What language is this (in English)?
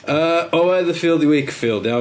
Welsh